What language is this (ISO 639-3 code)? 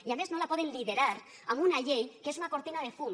cat